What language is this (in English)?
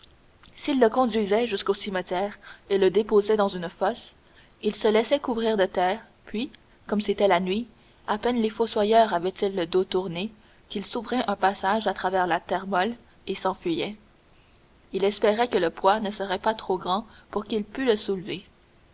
French